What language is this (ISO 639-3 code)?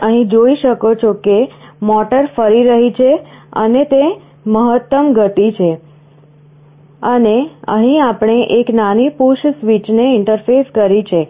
guj